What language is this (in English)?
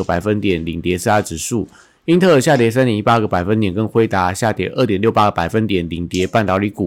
Chinese